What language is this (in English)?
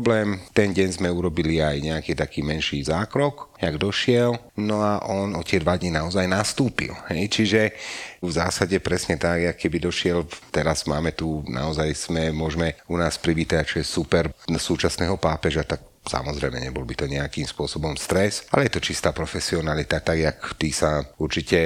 Slovak